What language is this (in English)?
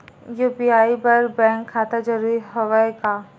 Chhattisgarhi